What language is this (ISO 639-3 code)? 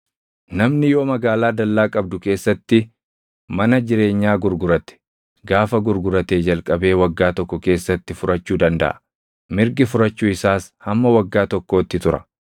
orm